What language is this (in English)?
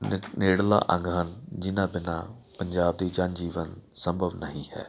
Punjabi